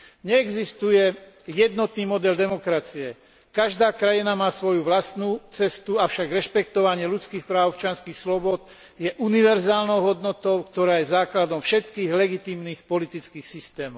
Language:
Slovak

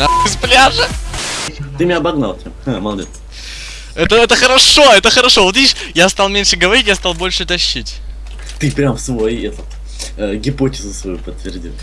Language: Russian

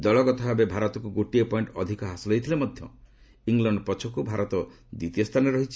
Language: Odia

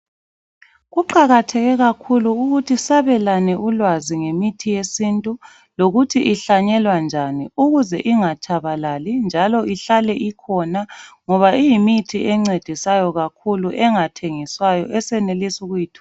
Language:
North Ndebele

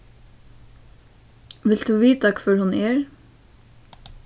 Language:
Faroese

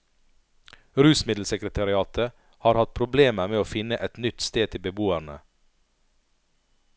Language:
Norwegian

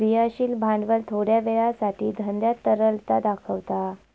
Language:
Marathi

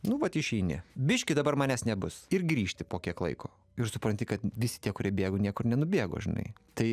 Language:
Lithuanian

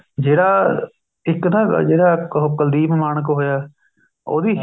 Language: Punjabi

